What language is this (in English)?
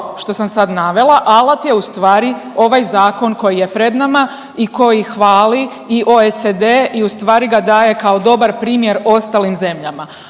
Croatian